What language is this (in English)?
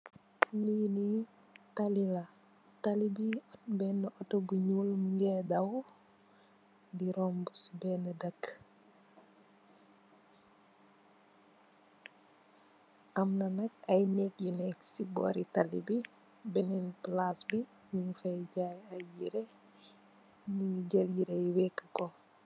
Wolof